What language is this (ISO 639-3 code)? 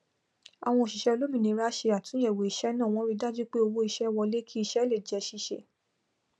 yor